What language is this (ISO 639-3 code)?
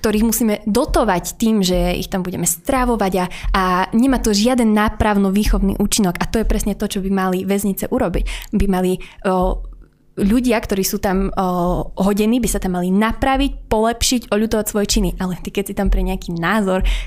slk